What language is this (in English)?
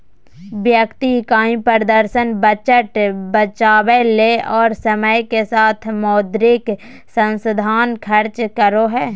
Magahi